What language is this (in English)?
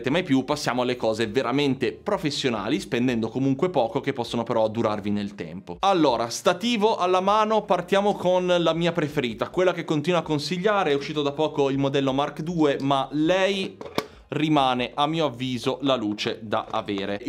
Italian